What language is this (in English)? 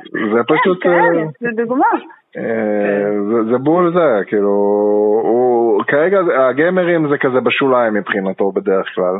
Hebrew